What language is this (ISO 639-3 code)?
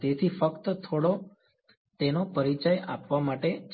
guj